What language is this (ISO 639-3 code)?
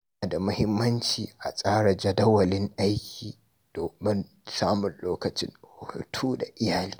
hau